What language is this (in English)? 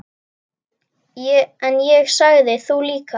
Icelandic